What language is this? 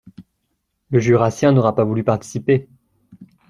French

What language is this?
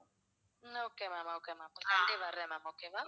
Tamil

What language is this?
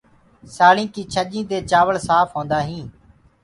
Gurgula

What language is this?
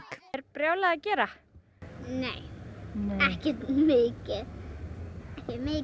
Icelandic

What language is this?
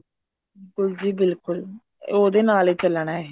Punjabi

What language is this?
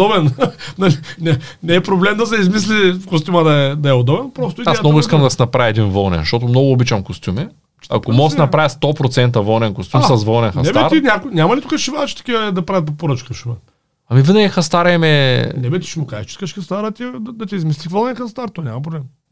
Bulgarian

